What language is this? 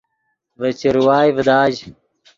Yidgha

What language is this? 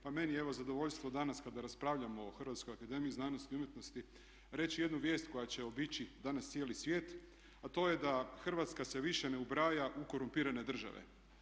Croatian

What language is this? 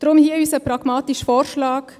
Swiss German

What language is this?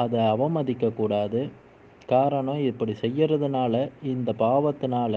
Tamil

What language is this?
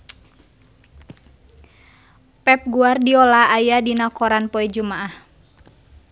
Sundanese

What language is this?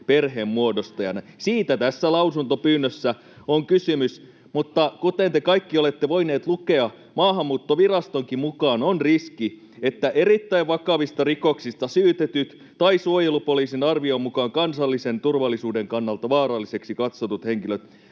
Finnish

